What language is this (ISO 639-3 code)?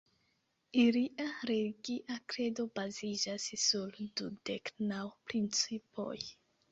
epo